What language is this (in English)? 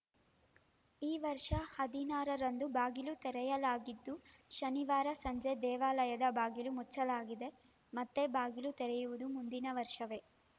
Kannada